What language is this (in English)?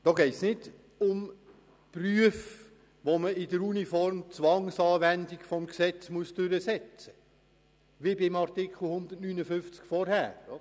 Swiss German